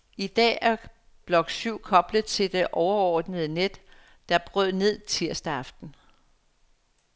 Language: Danish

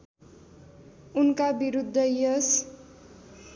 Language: Nepali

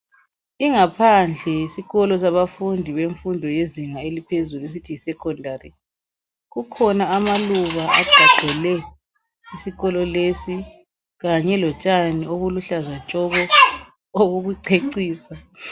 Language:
North Ndebele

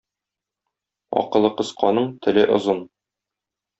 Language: Tatar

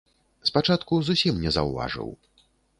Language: Belarusian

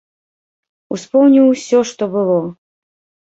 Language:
Belarusian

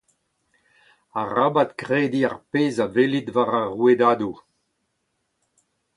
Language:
Breton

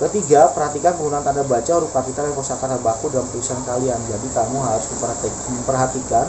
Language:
Indonesian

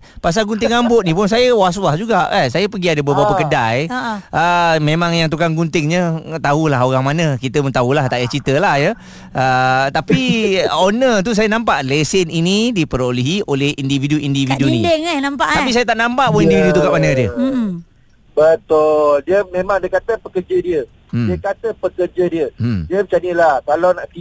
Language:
Malay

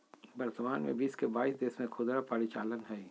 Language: Magahi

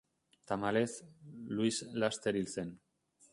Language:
Basque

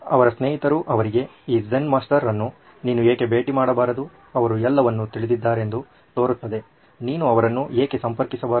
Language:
Kannada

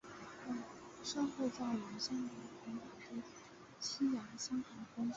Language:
Chinese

